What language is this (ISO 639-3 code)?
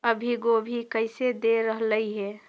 mag